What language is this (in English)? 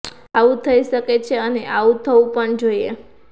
Gujarati